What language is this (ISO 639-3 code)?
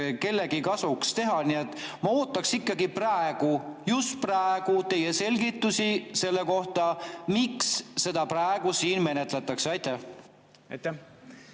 est